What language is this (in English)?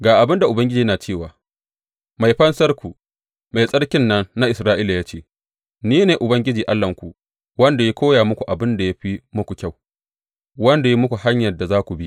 Hausa